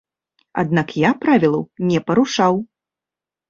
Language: Belarusian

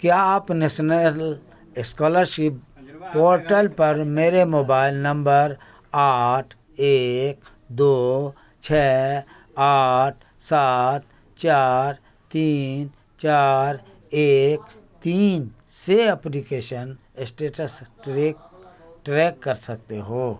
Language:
Urdu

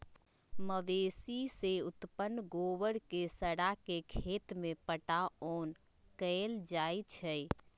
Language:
Magahi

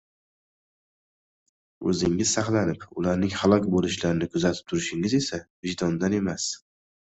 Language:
Uzbek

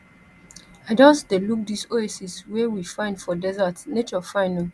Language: Nigerian Pidgin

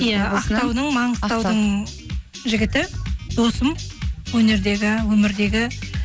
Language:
Kazakh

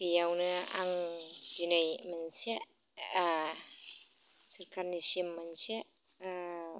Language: Bodo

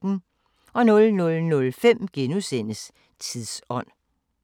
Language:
Danish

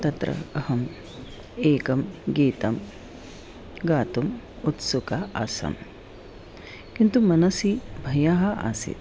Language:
Sanskrit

